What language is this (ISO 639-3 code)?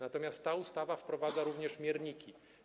pol